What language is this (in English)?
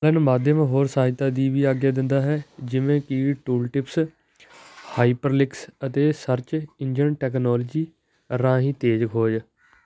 Punjabi